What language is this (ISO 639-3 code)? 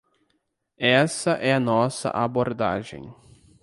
por